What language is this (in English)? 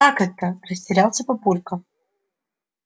Russian